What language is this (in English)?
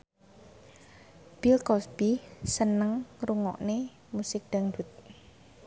Javanese